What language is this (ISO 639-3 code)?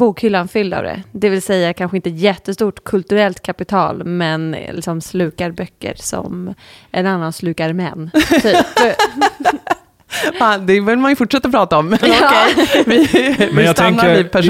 swe